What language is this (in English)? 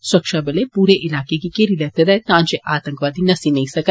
Dogri